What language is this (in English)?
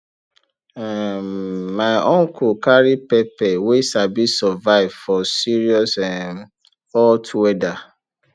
Nigerian Pidgin